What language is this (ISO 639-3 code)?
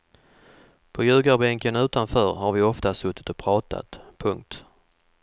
swe